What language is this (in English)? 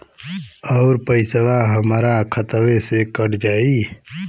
Bhojpuri